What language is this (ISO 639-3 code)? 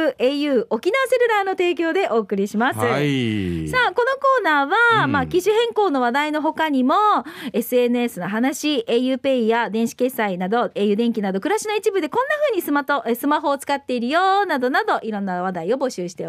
jpn